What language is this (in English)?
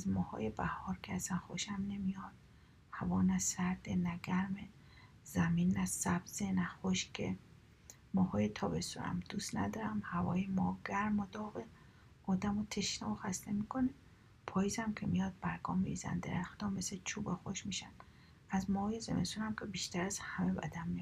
Persian